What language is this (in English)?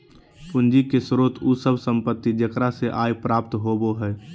Magahi